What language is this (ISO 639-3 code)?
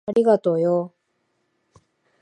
jpn